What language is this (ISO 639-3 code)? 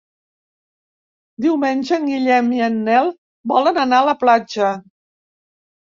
cat